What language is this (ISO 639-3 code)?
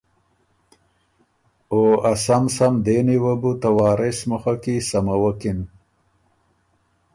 oru